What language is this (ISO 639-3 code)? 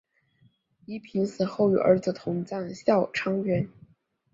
zho